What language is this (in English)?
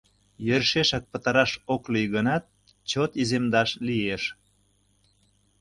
Mari